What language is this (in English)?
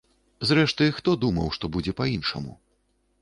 Belarusian